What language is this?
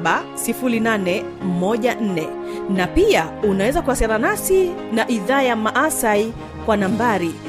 Swahili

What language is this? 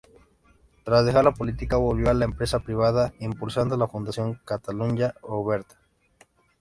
Spanish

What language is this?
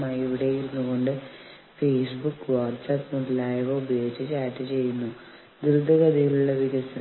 Malayalam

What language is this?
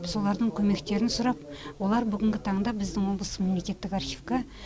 Kazakh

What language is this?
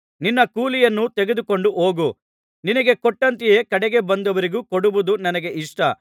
Kannada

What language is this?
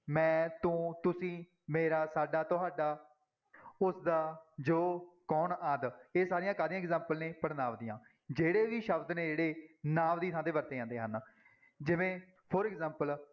Punjabi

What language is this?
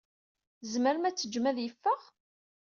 Kabyle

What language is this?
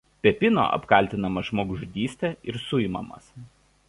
Lithuanian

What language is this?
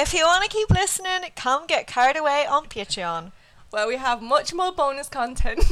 English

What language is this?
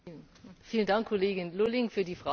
German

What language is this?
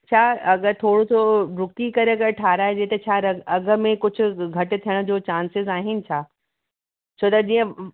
Sindhi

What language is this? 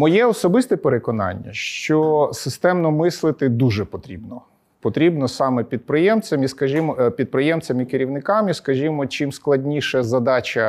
Ukrainian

